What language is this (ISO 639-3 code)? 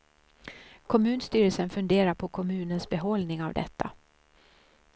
swe